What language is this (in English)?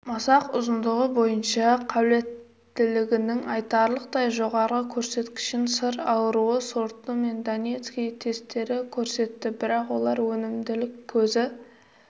Kazakh